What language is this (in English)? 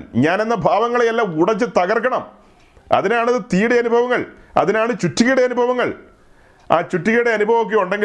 Malayalam